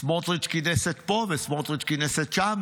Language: Hebrew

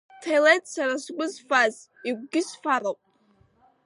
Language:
Abkhazian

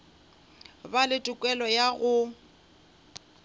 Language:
Northern Sotho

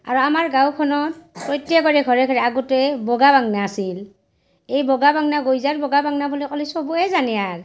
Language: Assamese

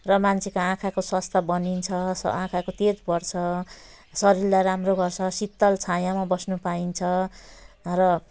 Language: Nepali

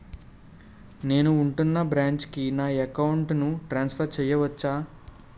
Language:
Telugu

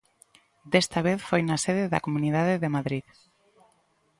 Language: Galician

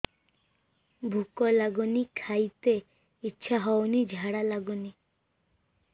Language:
Odia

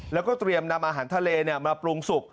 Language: Thai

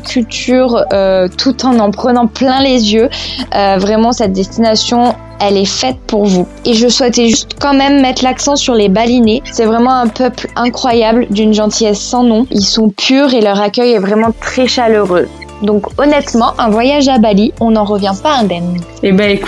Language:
French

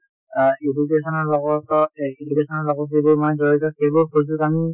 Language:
Assamese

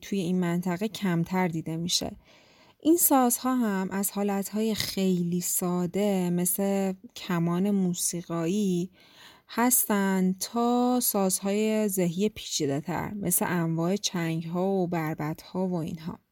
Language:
Persian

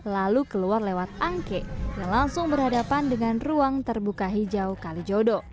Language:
Indonesian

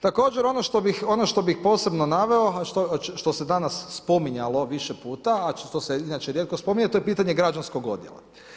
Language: Croatian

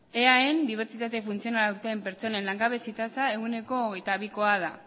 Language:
Basque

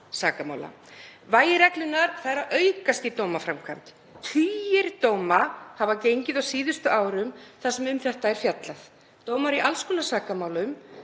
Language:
Icelandic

